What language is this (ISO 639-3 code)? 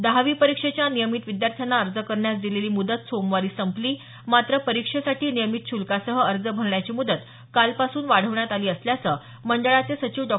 mar